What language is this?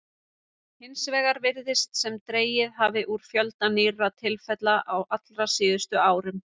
Icelandic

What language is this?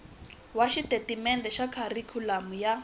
Tsonga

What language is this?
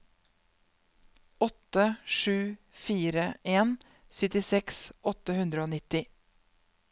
Norwegian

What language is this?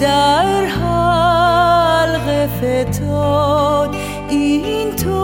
Persian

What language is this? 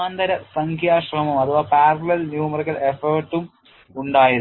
Malayalam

